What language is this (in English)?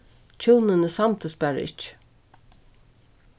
Faroese